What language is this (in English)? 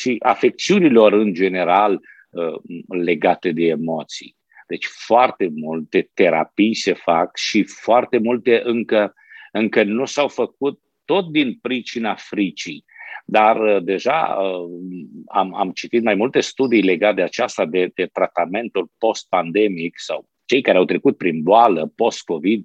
Romanian